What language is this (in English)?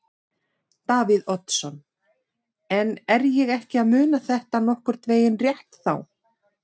Icelandic